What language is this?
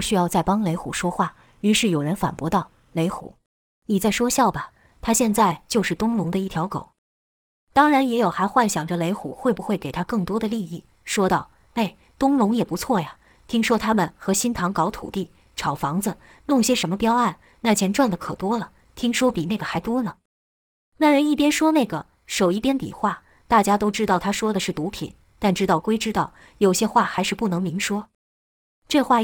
Chinese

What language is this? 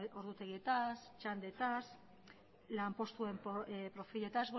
Basque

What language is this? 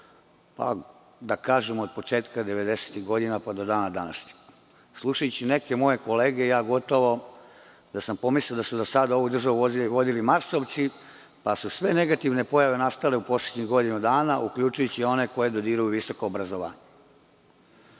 Serbian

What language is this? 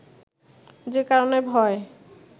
Bangla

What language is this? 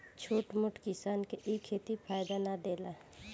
Bhojpuri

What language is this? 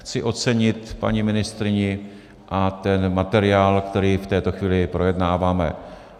Czech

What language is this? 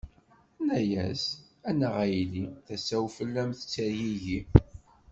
Kabyle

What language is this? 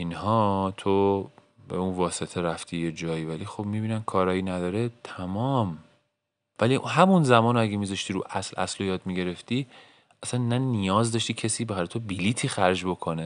Persian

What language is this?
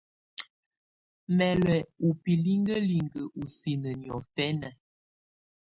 Tunen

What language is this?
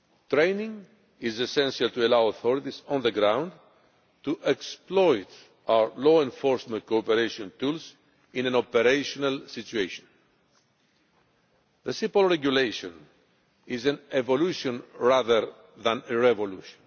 English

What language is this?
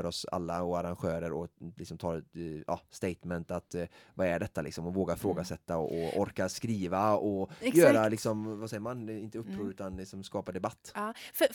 Swedish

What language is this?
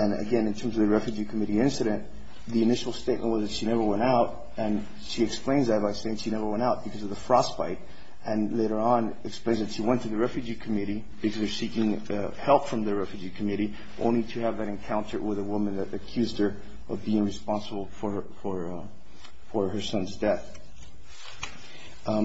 English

